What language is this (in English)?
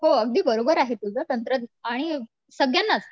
Marathi